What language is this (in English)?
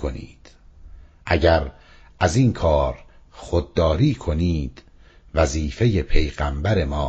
Persian